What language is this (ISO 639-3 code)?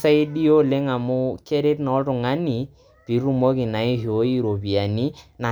mas